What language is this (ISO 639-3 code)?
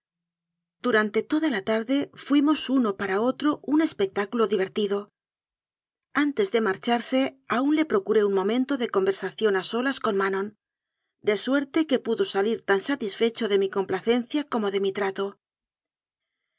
spa